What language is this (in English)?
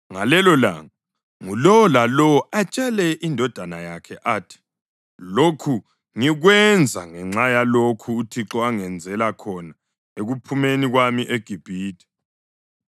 North Ndebele